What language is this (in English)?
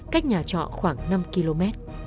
Vietnamese